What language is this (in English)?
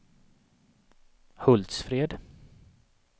Swedish